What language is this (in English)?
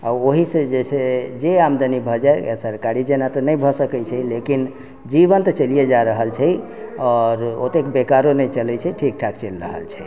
Maithili